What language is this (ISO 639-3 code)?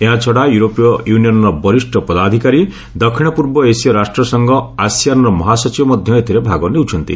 ori